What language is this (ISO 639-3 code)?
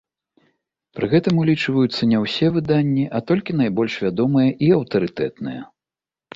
bel